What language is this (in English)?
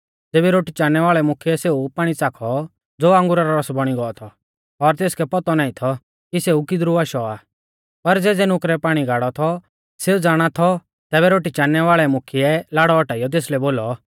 Mahasu Pahari